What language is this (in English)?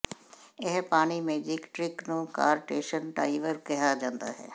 Punjabi